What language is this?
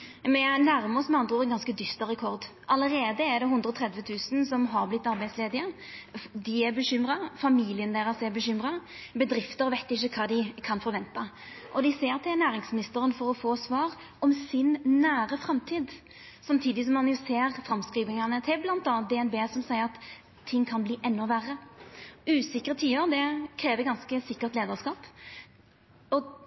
Norwegian Nynorsk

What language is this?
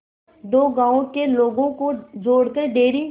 Hindi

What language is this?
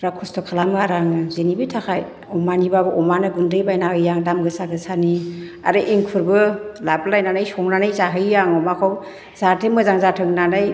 Bodo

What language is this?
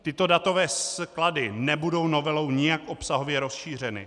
Czech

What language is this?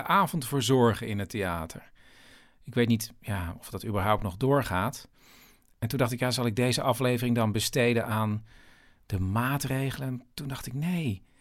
Dutch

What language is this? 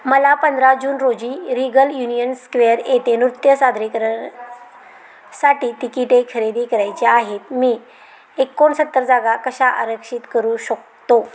Marathi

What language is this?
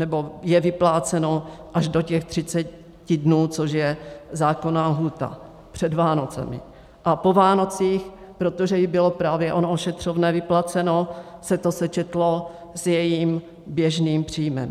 Czech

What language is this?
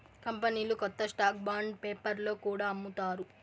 Telugu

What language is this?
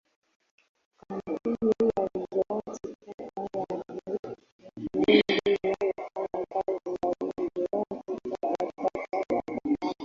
Swahili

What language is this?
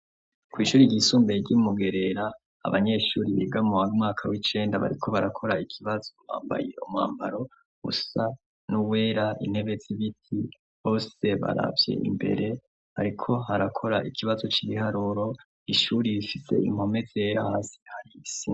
Rundi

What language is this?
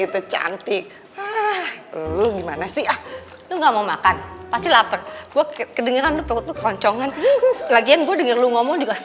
Indonesian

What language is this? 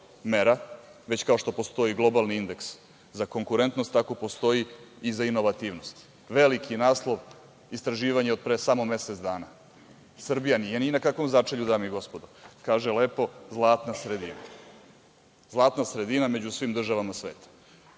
Serbian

